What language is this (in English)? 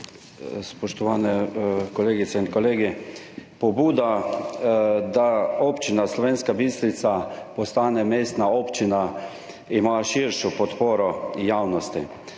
Slovenian